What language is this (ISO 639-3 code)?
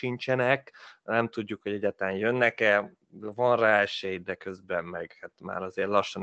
hun